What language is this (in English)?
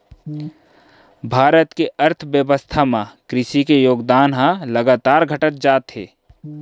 Chhattisgarhi